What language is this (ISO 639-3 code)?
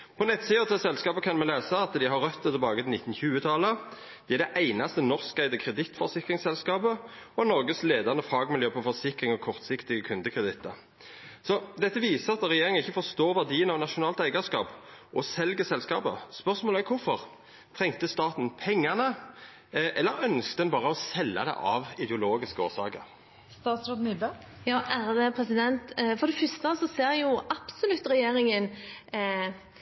nor